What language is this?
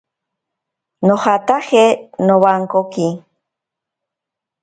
Ashéninka Perené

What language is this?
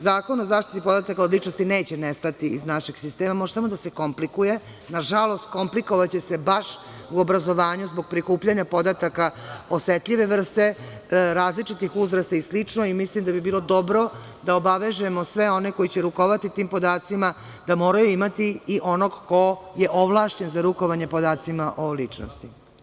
Serbian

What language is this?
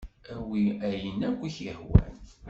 Kabyle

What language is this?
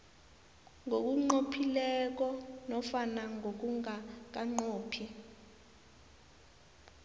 South Ndebele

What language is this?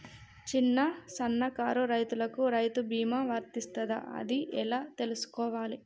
Telugu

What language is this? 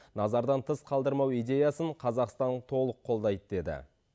Kazakh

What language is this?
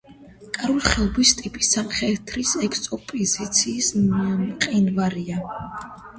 Georgian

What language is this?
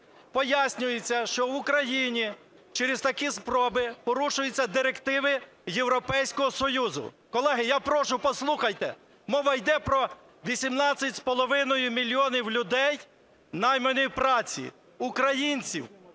Ukrainian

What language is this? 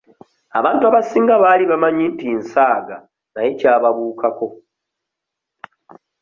Ganda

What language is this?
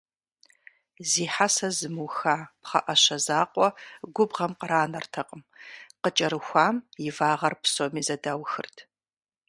Kabardian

